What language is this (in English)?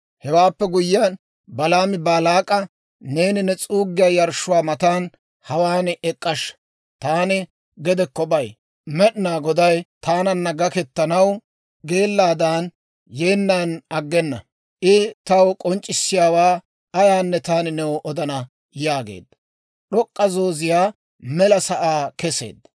Dawro